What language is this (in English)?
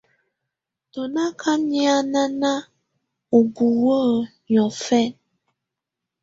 Tunen